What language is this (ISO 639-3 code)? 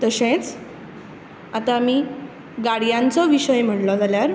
kok